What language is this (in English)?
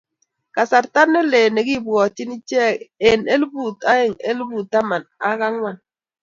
Kalenjin